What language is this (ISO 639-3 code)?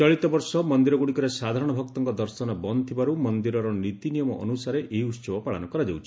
ori